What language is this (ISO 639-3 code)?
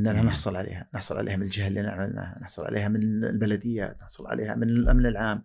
ara